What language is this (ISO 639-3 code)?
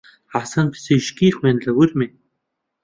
ckb